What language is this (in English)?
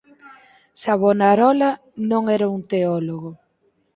Galician